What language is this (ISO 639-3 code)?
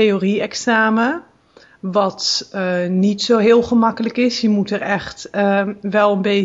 nld